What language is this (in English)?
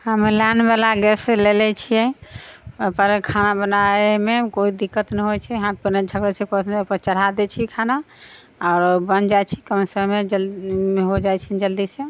Maithili